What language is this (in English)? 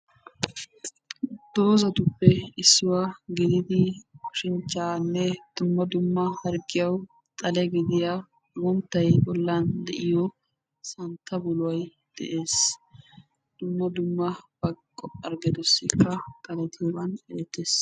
Wolaytta